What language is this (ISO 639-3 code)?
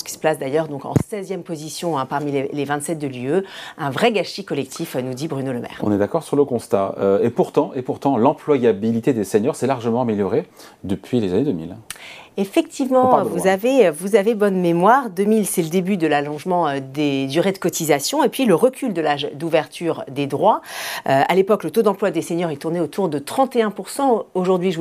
fra